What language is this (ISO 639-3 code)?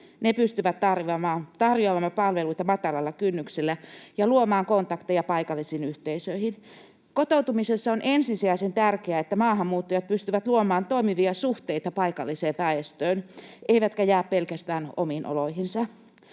fin